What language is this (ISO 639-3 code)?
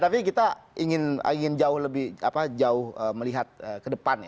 ind